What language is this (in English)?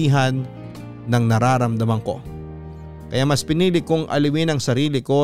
Filipino